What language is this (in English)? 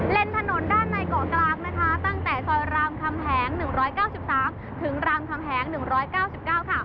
Thai